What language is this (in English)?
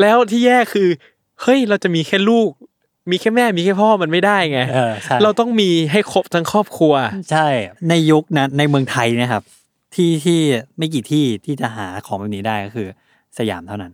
Thai